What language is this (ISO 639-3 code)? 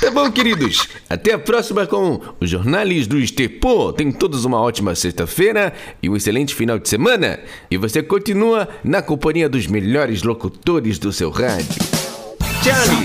por